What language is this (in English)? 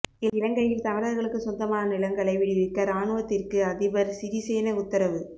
Tamil